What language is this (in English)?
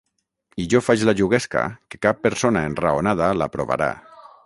Catalan